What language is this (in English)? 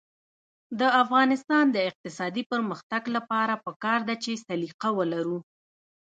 Pashto